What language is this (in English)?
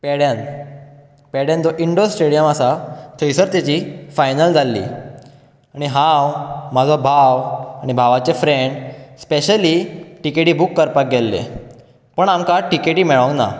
Konkani